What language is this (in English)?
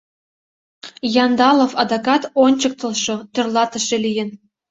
Mari